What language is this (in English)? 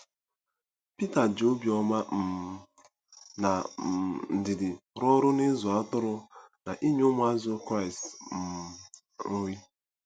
Igbo